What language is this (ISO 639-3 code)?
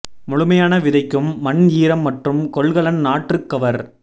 tam